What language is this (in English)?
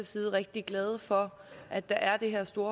Danish